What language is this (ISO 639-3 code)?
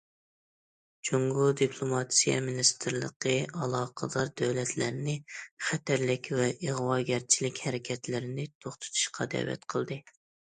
uig